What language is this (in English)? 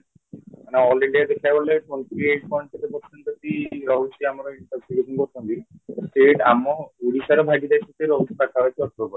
Odia